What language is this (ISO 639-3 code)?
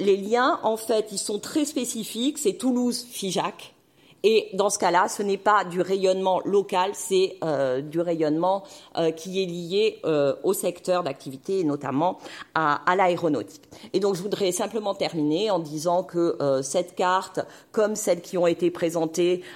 fra